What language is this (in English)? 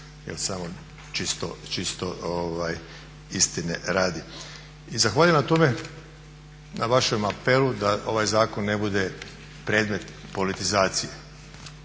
Croatian